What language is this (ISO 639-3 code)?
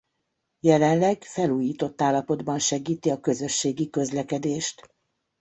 hun